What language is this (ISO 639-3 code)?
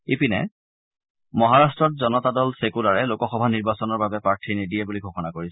asm